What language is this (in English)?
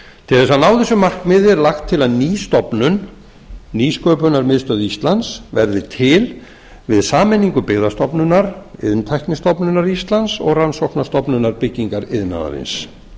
Icelandic